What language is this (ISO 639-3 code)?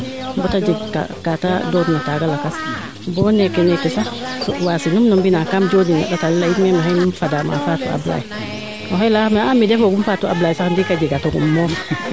srr